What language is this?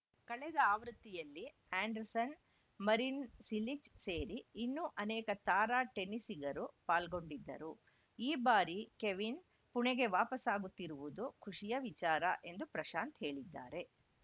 Kannada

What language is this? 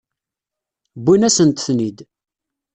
Kabyle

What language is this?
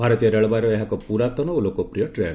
Odia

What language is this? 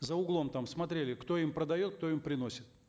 Kazakh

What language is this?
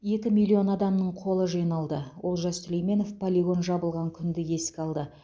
Kazakh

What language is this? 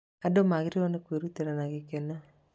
Kikuyu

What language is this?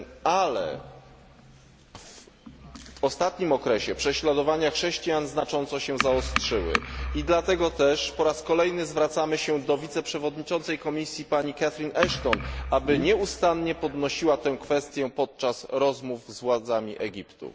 Polish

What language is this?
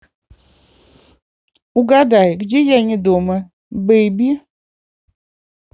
Russian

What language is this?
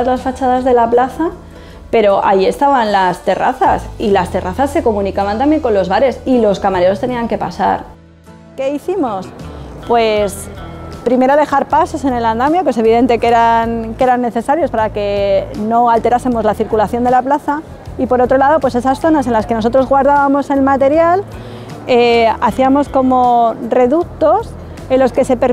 Spanish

